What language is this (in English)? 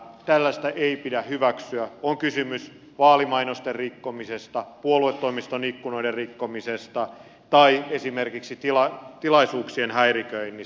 Finnish